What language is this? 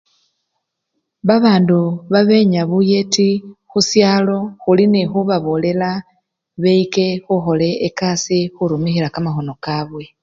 Luyia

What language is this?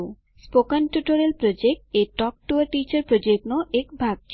Gujarati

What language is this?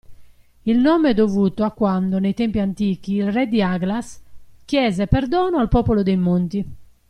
Italian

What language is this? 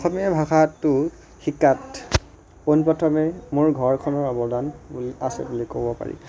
Assamese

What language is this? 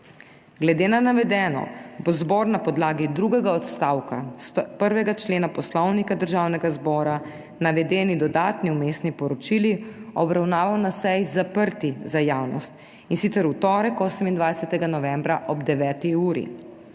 Slovenian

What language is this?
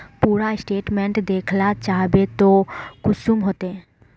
Magahi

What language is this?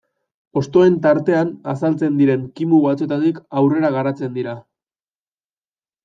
Basque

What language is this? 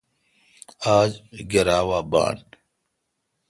Kalkoti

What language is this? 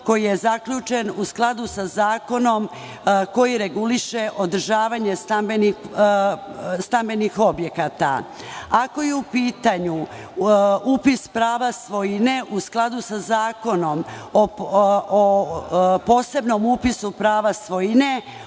Serbian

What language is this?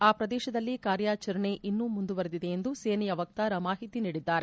Kannada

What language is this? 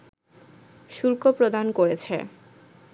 Bangla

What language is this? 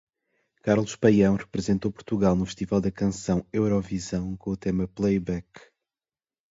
Portuguese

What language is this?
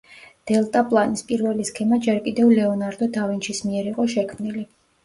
Georgian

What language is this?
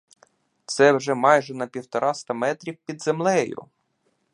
Ukrainian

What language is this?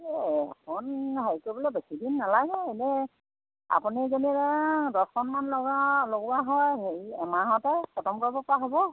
Assamese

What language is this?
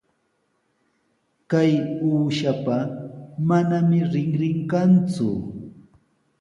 Sihuas Ancash Quechua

